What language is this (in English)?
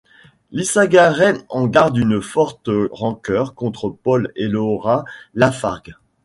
French